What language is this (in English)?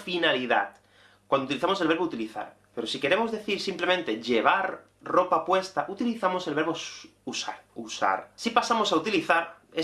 Spanish